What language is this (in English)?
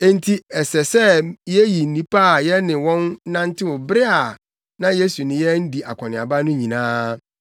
Akan